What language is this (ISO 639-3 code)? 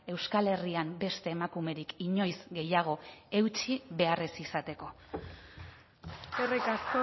eus